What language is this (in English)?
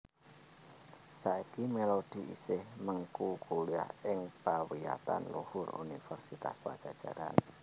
Javanese